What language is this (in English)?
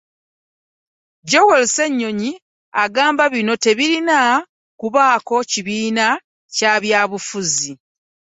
Ganda